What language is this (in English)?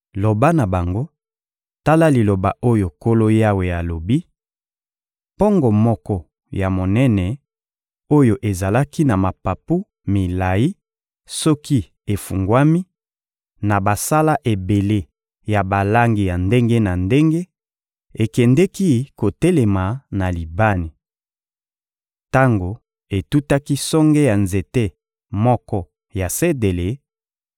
Lingala